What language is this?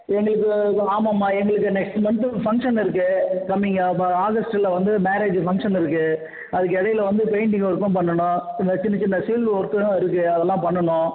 Tamil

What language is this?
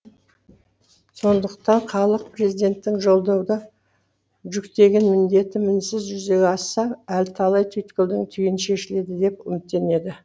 Kazakh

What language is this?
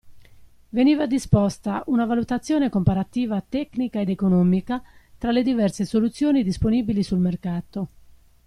Italian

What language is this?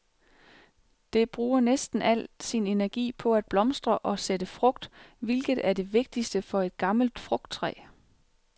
Danish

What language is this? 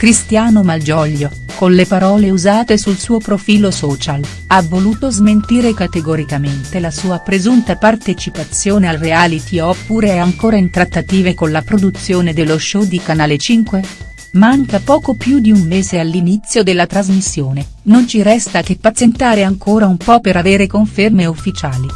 Italian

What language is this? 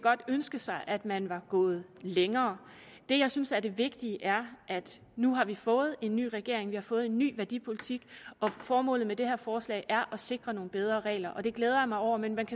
Danish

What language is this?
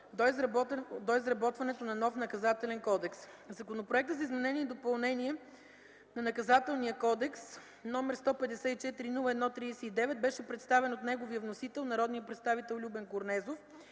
Bulgarian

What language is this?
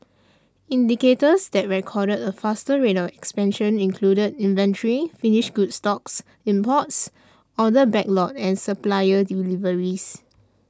English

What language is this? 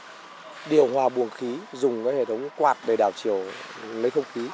Vietnamese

